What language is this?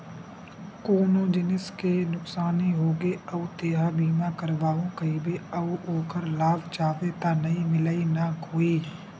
Chhattisgarhi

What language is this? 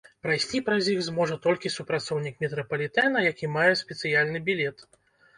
Belarusian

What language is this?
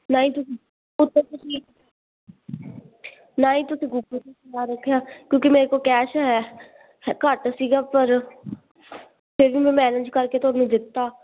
Punjabi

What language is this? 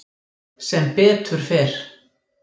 Icelandic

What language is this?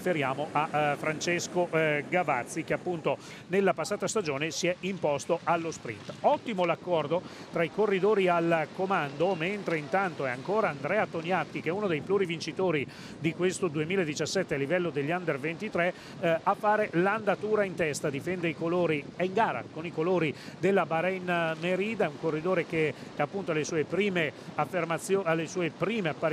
Italian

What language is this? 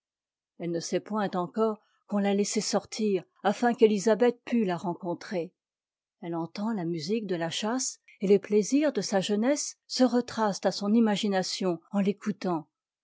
French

